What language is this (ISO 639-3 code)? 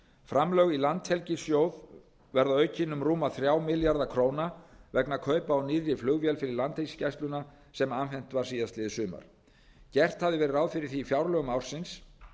isl